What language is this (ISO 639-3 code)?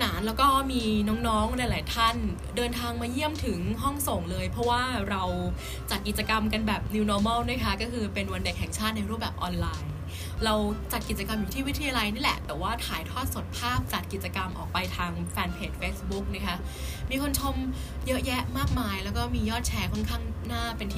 tha